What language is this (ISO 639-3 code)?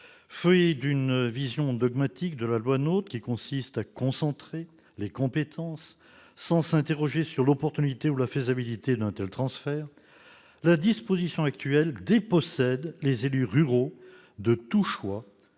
fra